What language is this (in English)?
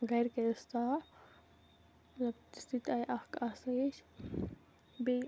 Kashmiri